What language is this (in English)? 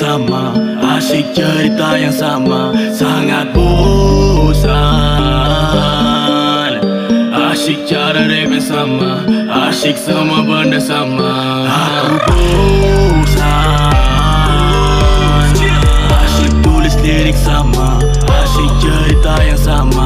Malay